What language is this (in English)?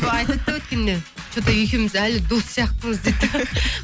Kazakh